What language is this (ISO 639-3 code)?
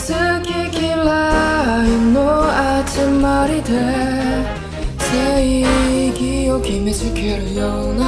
kor